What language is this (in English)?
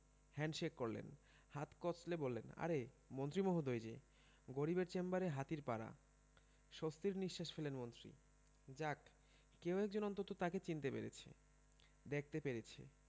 Bangla